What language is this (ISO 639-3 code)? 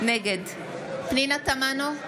heb